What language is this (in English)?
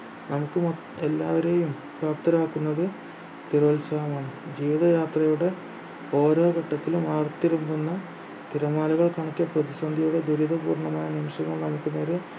Malayalam